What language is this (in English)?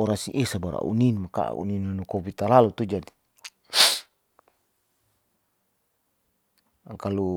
Saleman